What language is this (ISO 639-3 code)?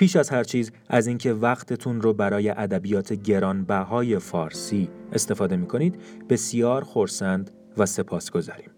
fas